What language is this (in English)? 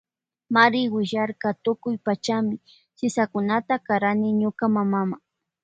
Loja Highland Quichua